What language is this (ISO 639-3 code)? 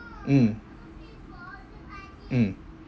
eng